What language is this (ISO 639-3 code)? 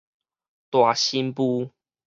nan